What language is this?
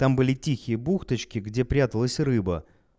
Russian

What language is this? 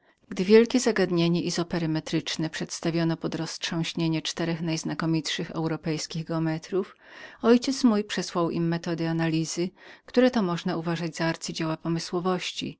Polish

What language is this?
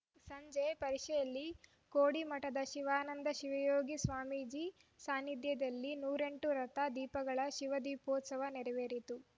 Kannada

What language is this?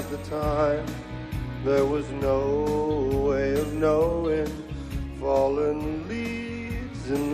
Italian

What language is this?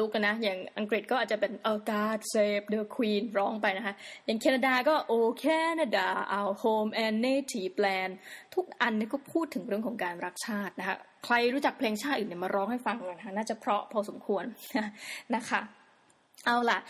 Thai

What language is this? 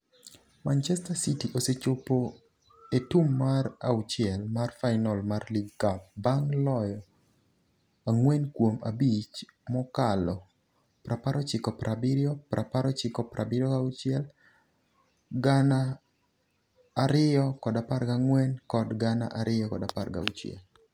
Luo (Kenya and Tanzania)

